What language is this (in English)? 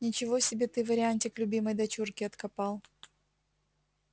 Russian